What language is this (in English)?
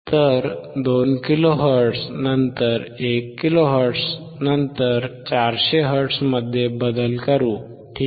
Marathi